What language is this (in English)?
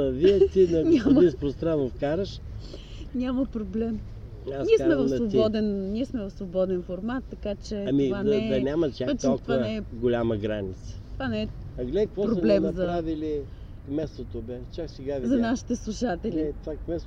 Bulgarian